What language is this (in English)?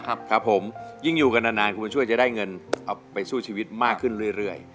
Thai